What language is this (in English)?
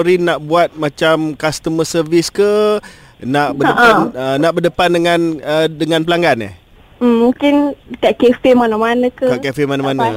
Malay